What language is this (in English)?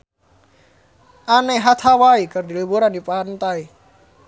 Sundanese